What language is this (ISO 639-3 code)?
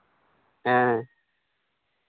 sat